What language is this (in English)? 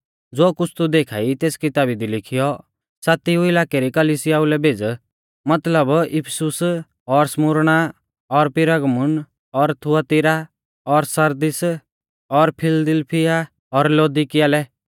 Mahasu Pahari